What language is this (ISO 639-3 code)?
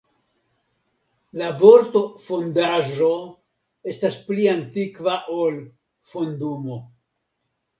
epo